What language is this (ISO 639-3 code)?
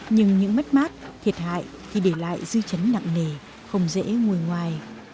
vie